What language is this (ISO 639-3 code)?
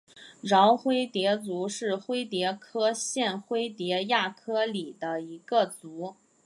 zho